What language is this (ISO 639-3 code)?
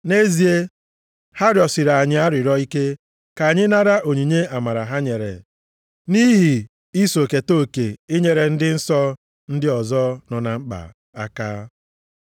ibo